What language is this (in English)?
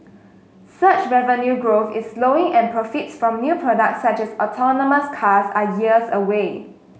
English